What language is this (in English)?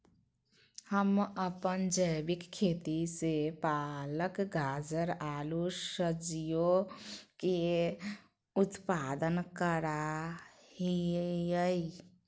Magahi